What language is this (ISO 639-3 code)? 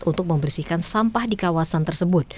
ind